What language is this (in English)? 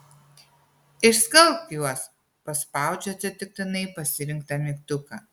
Lithuanian